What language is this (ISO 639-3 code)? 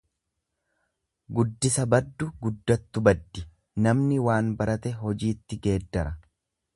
orm